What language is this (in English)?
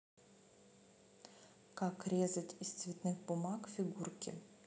Russian